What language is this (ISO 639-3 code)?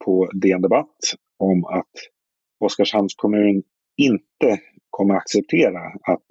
swe